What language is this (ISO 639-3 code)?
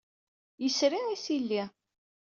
kab